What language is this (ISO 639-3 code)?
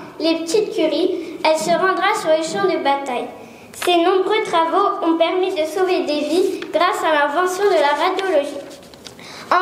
fra